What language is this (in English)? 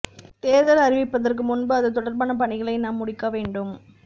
Tamil